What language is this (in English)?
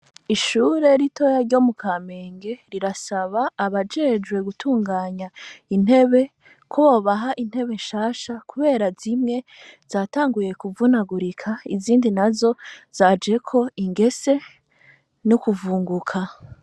Rundi